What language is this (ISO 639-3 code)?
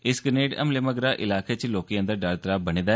doi